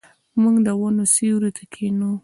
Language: Pashto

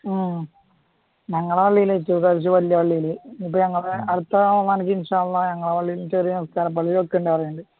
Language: Malayalam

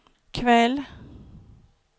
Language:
Swedish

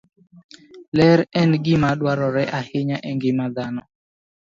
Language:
Luo (Kenya and Tanzania)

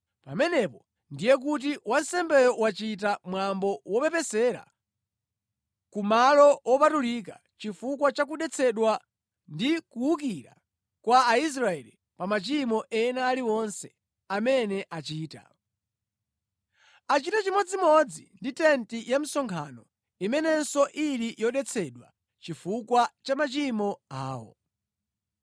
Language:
Nyanja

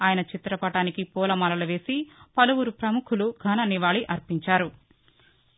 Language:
Telugu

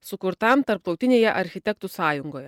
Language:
Lithuanian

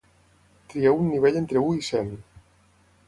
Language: Catalan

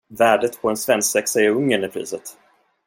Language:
Swedish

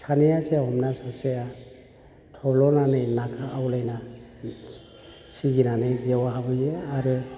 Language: Bodo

